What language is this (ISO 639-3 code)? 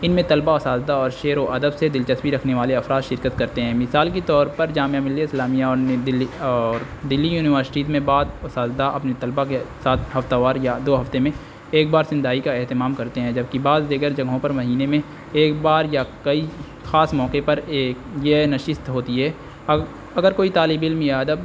urd